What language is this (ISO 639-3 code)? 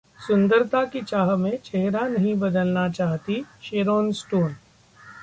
hin